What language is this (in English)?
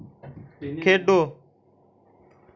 Dogri